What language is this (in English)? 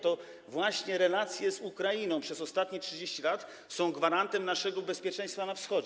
Polish